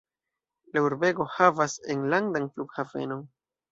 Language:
Esperanto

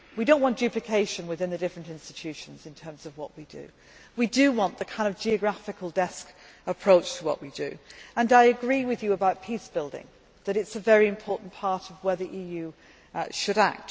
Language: English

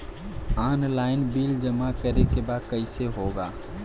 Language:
Bhojpuri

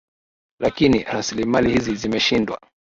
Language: Swahili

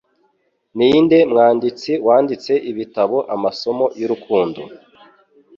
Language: Kinyarwanda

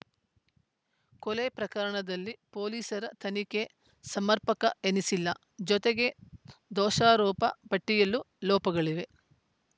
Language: Kannada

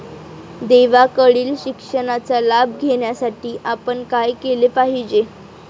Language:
Marathi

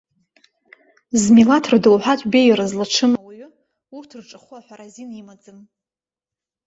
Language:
Abkhazian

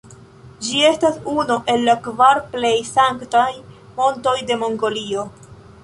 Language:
Esperanto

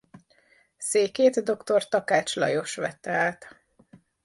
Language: Hungarian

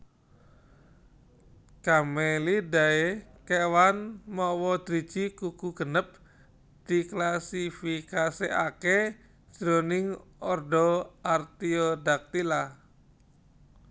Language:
Javanese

